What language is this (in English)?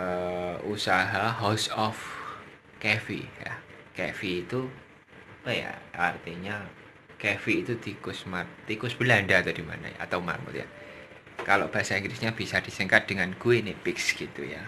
Indonesian